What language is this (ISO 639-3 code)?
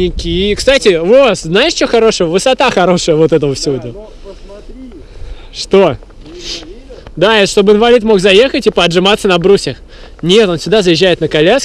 rus